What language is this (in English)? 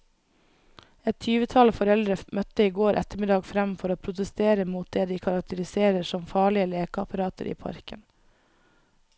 Norwegian